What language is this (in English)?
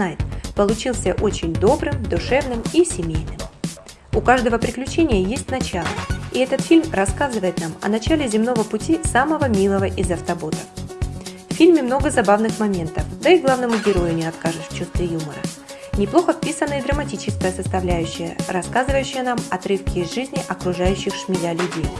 Russian